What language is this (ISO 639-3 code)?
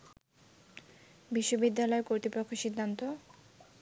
ben